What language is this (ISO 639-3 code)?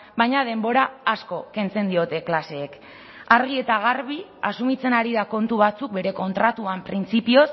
eus